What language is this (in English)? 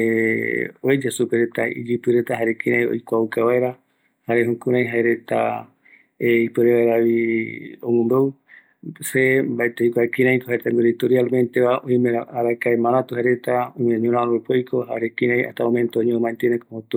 Eastern Bolivian Guaraní